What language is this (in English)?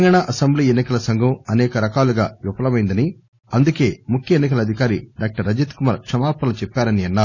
Telugu